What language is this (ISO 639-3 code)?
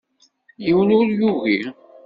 kab